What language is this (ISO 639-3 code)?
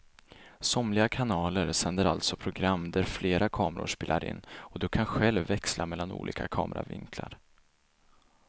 swe